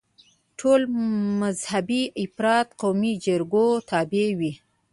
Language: Pashto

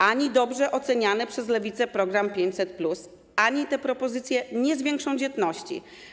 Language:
Polish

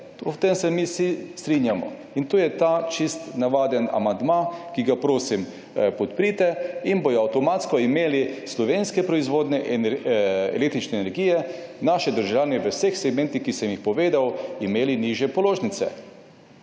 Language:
Slovenian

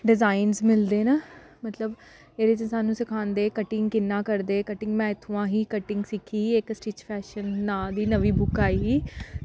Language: Dogri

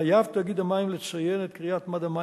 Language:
Hebrew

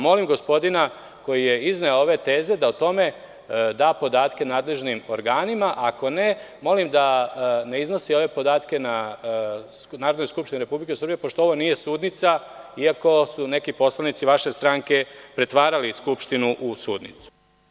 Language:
Serbian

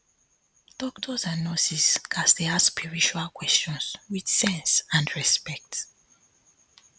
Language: Nigerian Pidgin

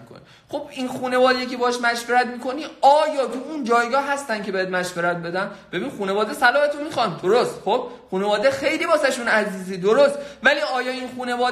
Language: Persian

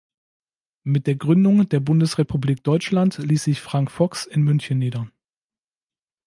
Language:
German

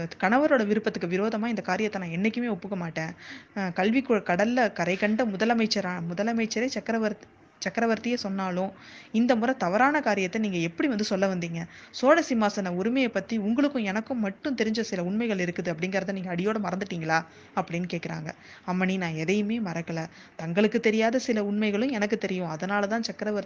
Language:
Tamil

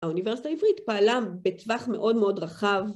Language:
Hebrew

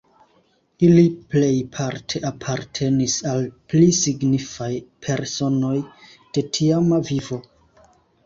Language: Esperanto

